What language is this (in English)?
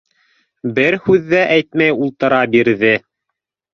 Bashkir